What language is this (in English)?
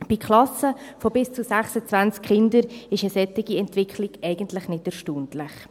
Swiss German